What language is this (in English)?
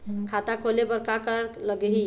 Chhattisgarhi